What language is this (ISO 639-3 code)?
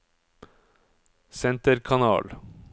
nor